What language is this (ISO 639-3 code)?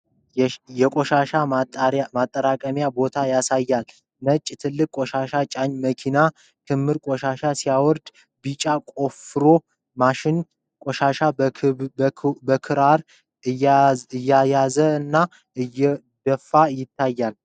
amh